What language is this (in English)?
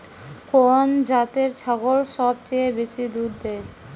Bangla